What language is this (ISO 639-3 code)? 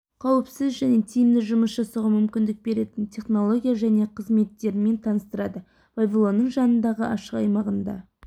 kaz